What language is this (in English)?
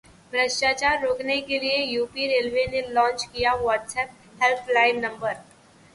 Hindi